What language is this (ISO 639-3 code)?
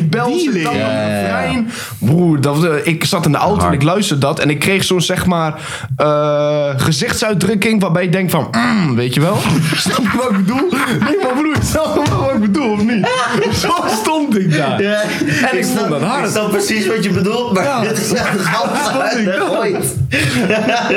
nld